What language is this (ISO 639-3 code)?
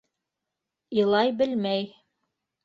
bak